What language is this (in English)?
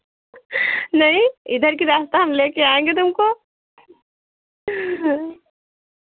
Hindi